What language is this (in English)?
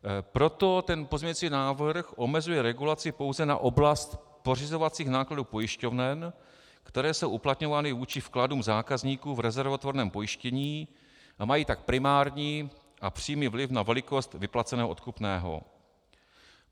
Czech